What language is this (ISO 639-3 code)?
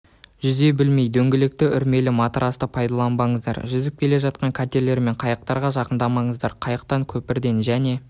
kaz